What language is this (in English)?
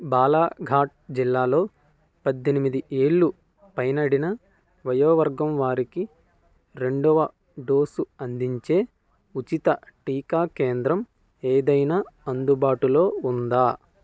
Telugu